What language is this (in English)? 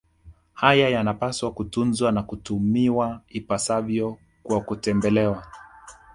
Swahili